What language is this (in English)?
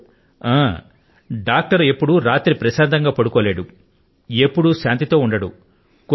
Telugu